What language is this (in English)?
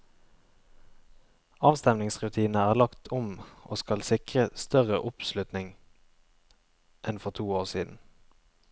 Norwegian